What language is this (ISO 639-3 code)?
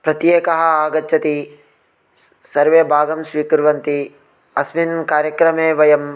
san